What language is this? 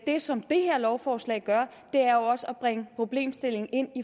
Danish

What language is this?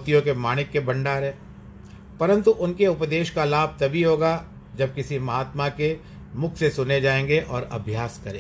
Hindi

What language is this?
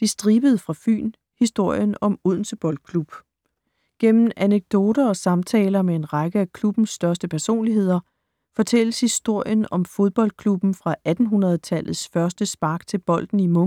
Danish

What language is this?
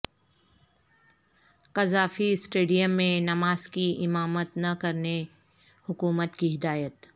Urdu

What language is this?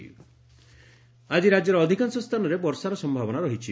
Odia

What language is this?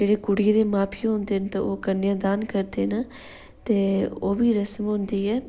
Dogri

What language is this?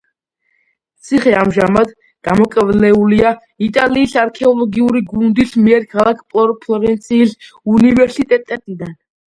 Georgian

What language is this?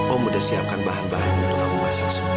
Indonesian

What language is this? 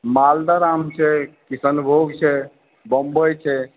Maithili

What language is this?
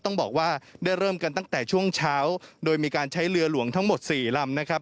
Thai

